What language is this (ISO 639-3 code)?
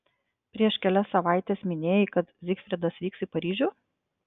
lit